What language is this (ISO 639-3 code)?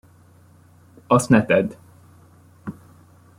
hun